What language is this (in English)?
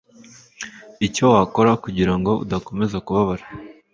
Kinyarwanda